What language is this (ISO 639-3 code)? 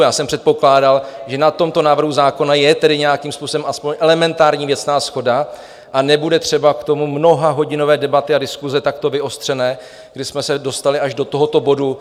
ces